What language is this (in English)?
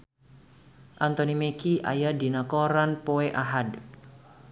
Sundanese